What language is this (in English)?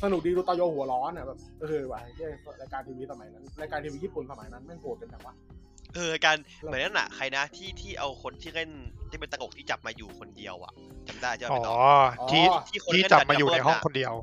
Thai